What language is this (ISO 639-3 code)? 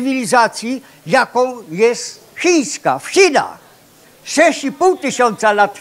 pol